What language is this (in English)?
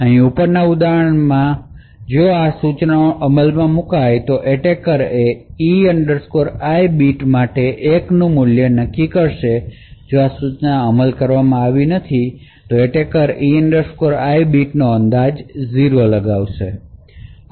Gujarati